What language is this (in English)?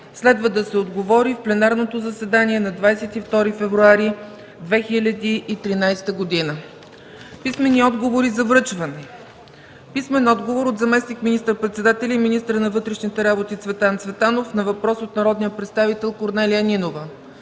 Bulgarian